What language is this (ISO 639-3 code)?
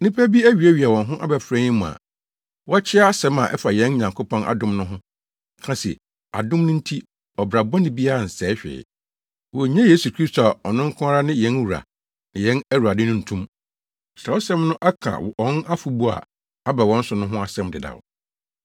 aka